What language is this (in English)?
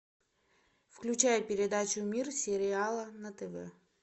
Russian